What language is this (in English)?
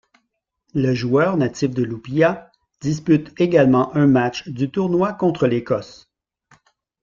French